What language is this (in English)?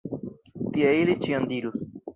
Esperanto